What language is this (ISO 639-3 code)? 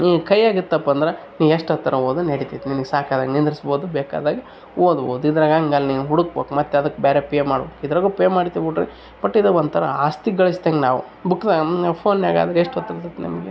kan